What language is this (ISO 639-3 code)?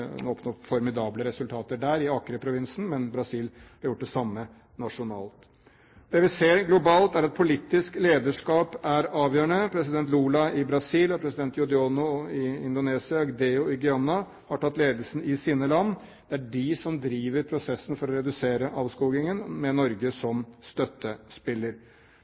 nob